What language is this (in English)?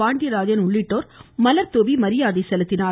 Tamil